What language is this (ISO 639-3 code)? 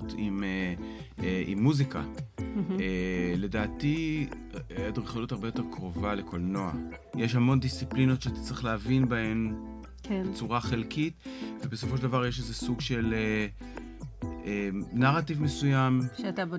heb